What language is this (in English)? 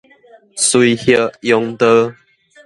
Min Nan Chinese